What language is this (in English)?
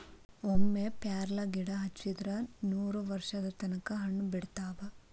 Kannada